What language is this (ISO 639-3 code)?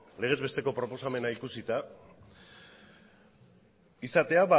eus